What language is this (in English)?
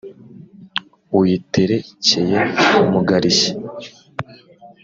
Kinyarwanda